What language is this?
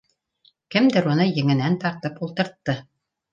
Bashkir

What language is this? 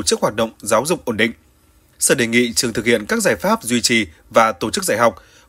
Vietnamese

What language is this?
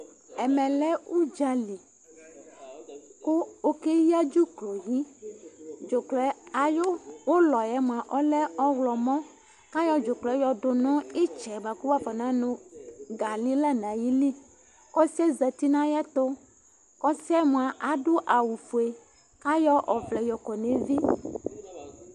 Ikposo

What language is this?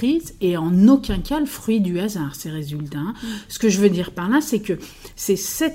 French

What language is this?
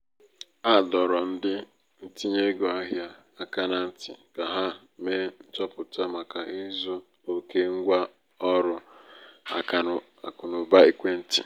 Igbo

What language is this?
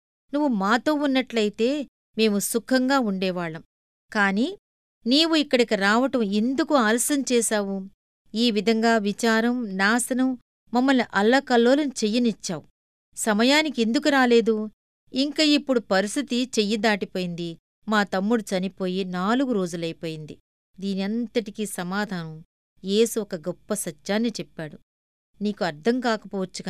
Telugu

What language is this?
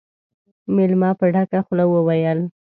Pashto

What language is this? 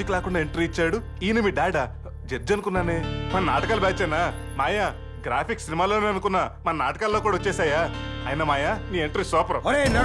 Telugu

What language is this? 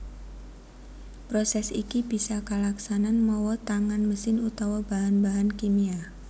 Javanese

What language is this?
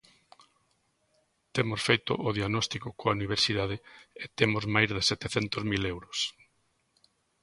Galician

